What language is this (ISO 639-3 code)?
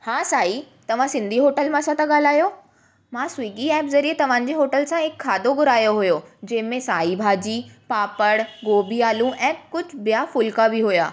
snd